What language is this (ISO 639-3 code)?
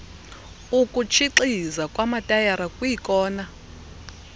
xho